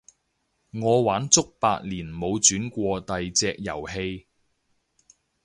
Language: Cantonese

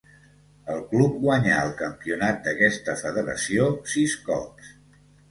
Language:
Catalan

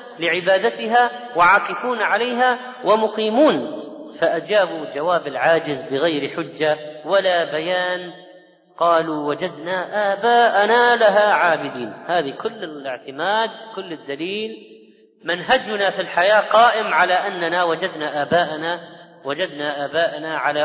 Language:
Arabic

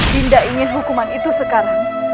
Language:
Indonesian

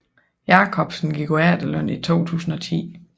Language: Danish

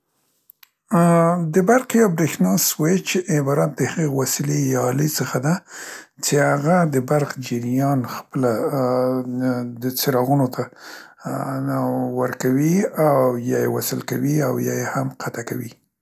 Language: Central Pashto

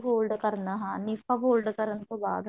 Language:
Punjabi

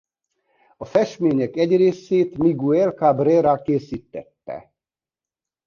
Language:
Hungarian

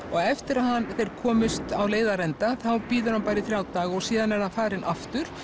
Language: Icelandic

